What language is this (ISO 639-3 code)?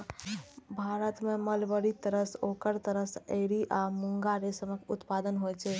mai